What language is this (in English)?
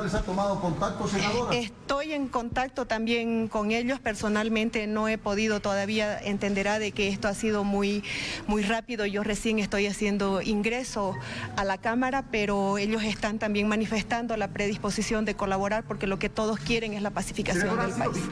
Spanish